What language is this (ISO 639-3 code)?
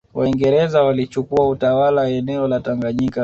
swa